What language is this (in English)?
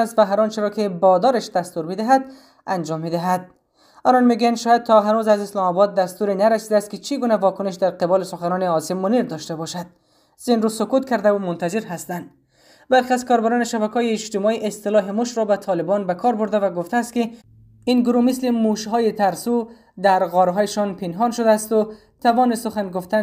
Persian